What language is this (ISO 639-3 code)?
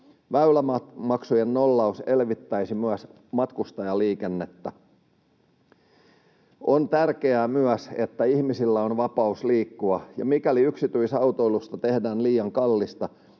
fin